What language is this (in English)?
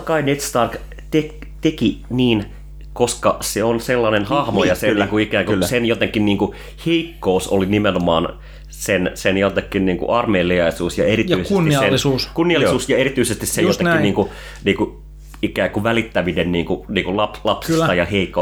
Finnish